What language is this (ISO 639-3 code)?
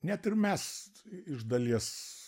lit